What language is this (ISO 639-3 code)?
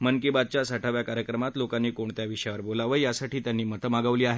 mar